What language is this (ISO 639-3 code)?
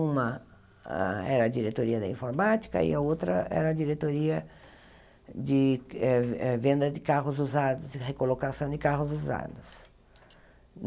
por